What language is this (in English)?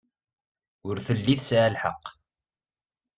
Kabyle